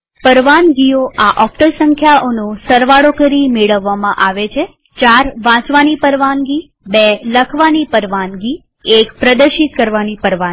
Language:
Gujarati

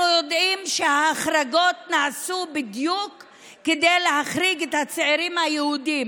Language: Hebrew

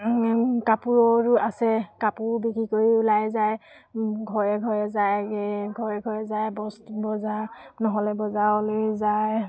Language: Assamese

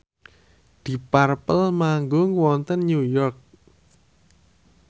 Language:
Javanese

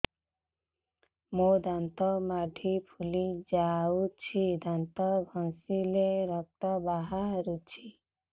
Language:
Odia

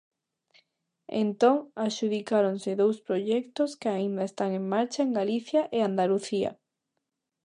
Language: Galician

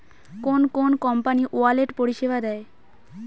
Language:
Bangla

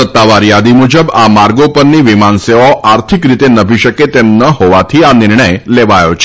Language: Gujarati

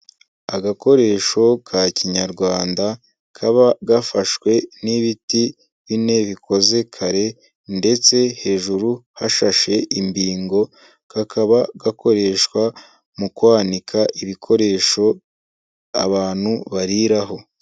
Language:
Kinyarwanda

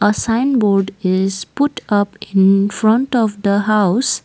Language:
English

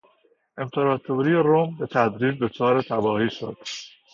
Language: Persian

